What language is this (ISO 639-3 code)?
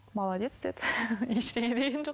kaz